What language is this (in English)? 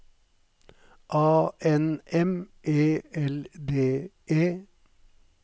Norwegian